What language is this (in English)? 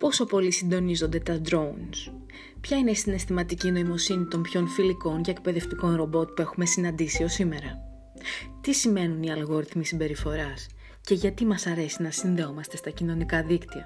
Greek